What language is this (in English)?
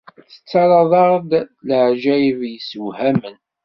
Kabyle